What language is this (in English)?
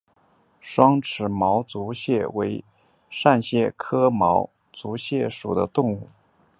Chinese